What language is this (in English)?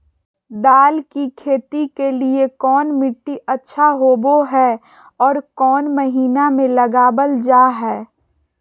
Magahi